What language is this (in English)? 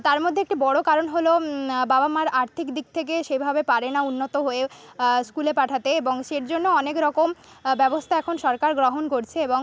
Bangla